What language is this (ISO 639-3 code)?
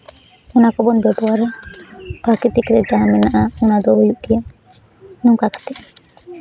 sat